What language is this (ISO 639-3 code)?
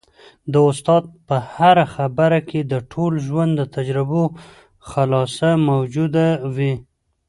pus